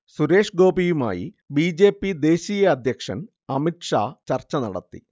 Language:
Malayalam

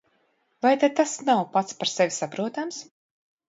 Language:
Latvian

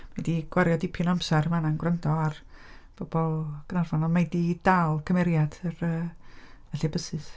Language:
Welsh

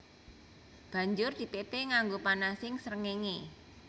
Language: Javanese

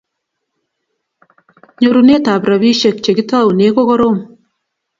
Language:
Kalenjin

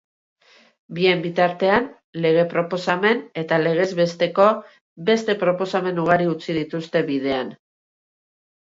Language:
Basque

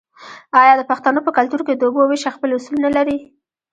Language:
Pashto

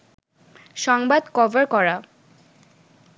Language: Bangla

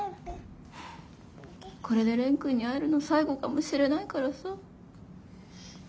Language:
Japanese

